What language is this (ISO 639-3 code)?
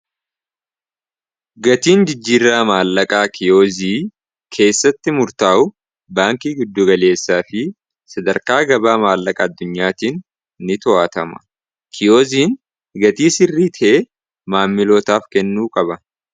orm